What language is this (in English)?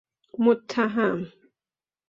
Persian